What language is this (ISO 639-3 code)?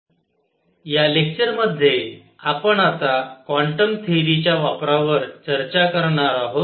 mar